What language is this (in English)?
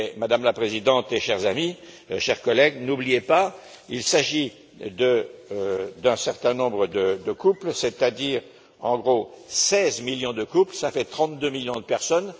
French